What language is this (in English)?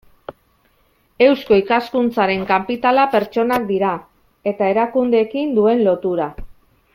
Basque